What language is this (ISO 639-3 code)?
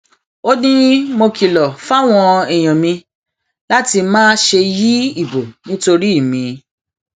yor